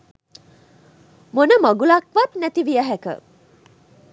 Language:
Sinhala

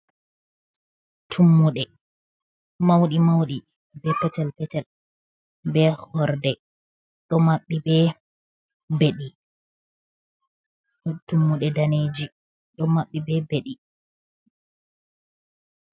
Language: Fula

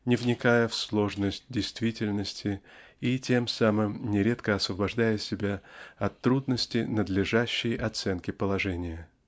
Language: Russian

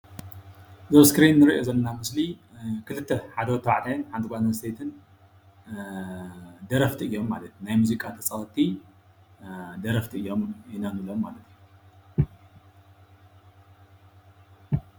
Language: Tigrinya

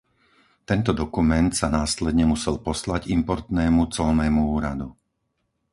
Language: Slovak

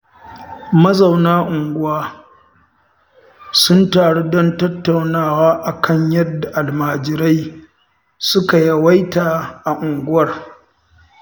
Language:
Hausa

